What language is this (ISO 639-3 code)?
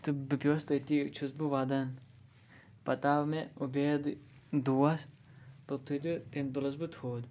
kas